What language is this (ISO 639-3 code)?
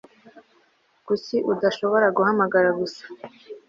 kin